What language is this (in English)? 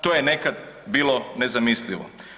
Croatian